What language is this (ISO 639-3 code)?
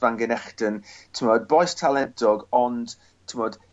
cym